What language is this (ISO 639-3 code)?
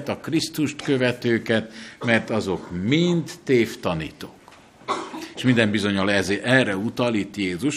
hun